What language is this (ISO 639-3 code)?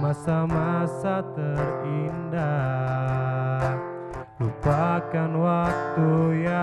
ind